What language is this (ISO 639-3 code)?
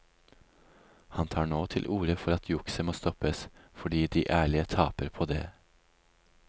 nor